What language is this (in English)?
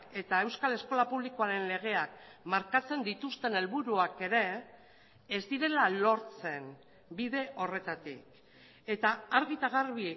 Basque